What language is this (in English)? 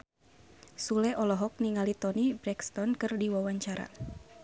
Sundanese